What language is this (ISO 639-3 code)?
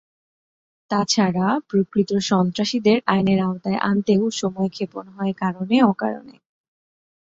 ben